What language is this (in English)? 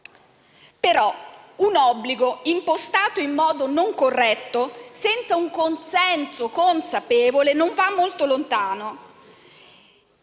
Italian